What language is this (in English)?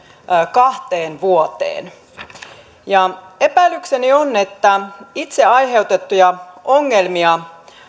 Finnish